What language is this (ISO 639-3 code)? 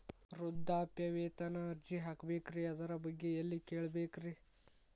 kan